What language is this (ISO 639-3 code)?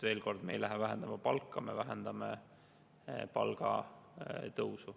est